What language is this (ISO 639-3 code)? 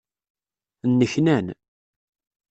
kab